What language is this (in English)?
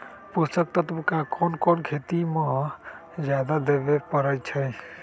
Magahi